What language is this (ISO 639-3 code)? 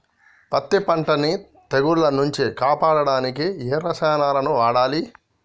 tel